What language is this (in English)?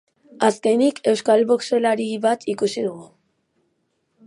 Basque